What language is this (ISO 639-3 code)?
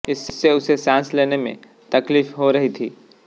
hin